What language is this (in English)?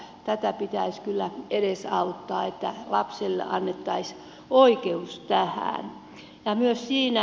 Finnish